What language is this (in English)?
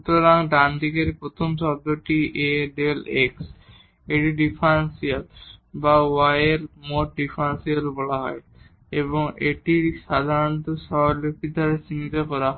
Bangla